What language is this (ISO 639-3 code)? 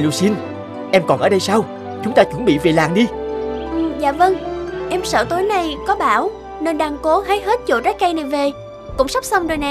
vie